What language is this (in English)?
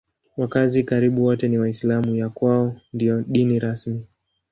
Swahili